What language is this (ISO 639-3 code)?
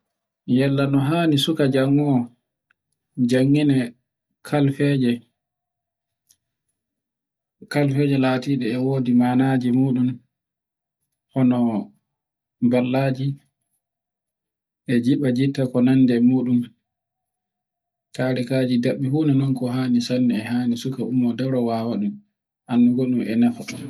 fue